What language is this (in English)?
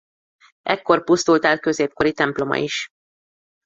Hungarian